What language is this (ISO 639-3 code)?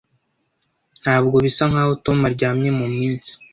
kin